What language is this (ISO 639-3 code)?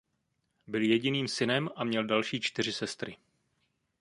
ces